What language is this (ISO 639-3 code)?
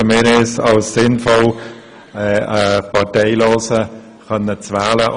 gsw